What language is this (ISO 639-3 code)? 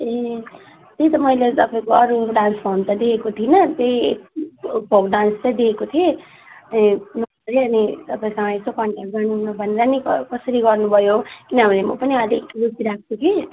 nep